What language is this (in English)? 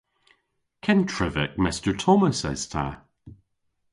Cornish